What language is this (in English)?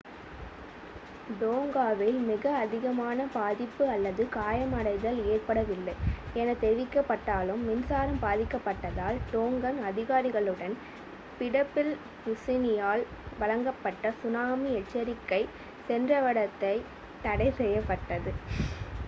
Tamil